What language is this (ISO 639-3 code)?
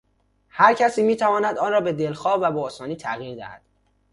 fas